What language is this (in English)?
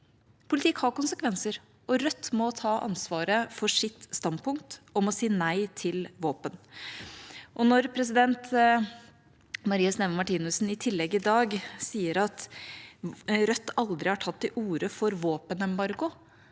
Norwegian